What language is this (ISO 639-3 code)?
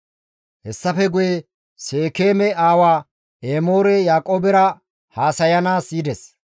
gmv